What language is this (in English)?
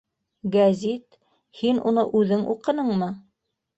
Bashkir